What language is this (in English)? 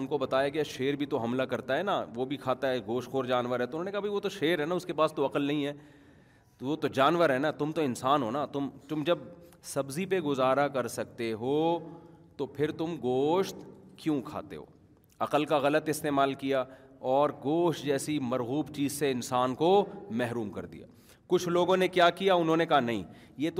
Urdu